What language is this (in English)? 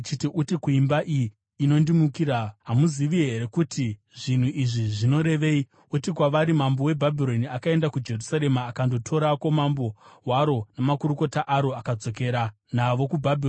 Shona